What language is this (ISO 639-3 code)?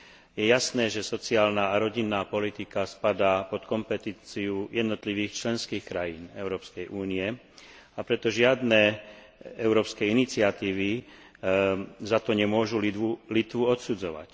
slk